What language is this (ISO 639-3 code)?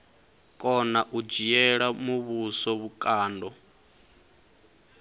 ven